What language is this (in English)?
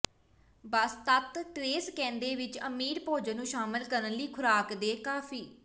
Punjabi